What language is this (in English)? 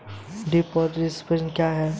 Hindi